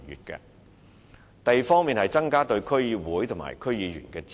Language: Cantonese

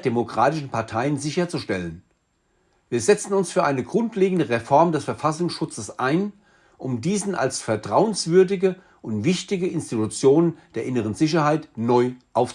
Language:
German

